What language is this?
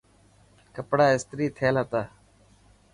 Dhatki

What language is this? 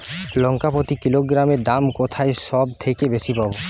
Bangla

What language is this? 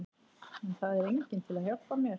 Icelandic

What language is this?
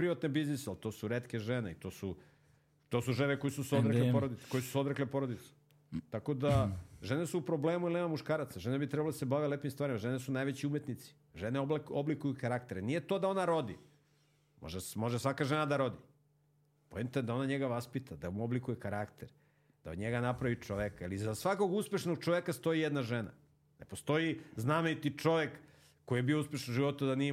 Croatian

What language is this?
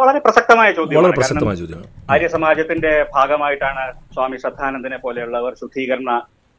Malayalam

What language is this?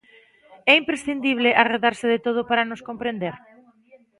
Galician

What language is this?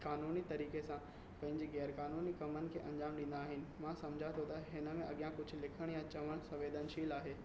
Sindhi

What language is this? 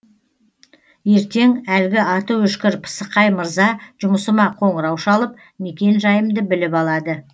Kazakh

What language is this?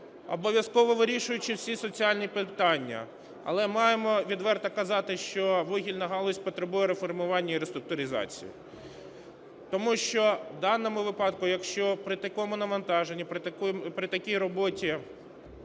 Ukrainian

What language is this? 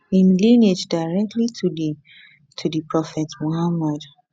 Nigerian Pidgin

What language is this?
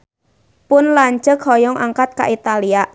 Sundanese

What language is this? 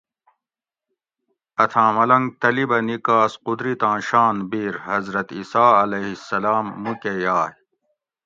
Gawri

